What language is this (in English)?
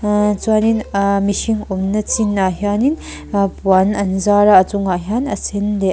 Mizo